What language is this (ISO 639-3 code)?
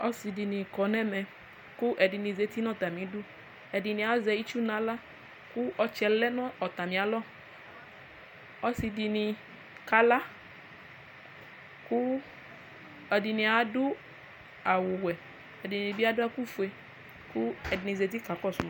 kpo